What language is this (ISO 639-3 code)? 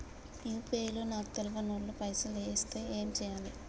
tel